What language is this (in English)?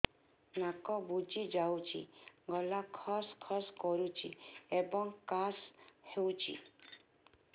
Odia